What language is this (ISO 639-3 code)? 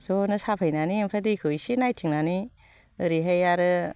brx